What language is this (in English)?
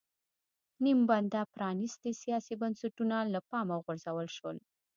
Pashto